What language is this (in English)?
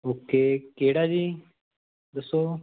Punjabi